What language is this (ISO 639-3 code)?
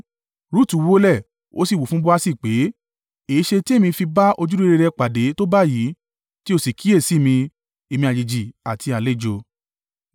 yor